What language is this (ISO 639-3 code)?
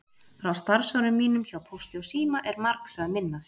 isl